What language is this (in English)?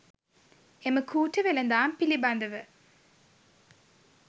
Sinhala